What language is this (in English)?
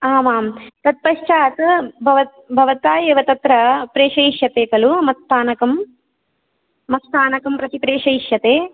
Sanskrit